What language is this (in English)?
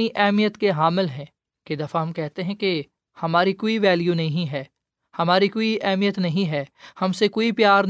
Urdu